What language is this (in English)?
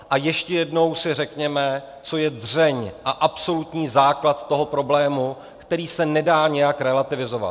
Czech